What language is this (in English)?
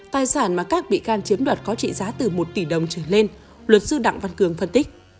Vietnamese